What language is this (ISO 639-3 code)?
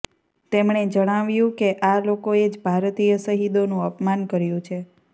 guj